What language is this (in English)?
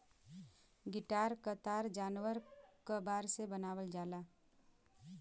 Bhojpuri